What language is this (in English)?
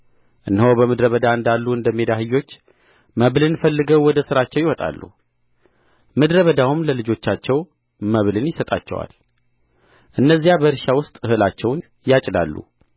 Amharic